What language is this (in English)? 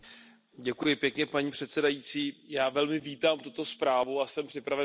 Czech